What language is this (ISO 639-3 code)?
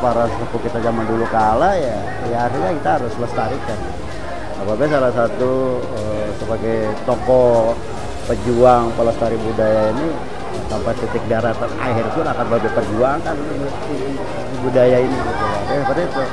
ind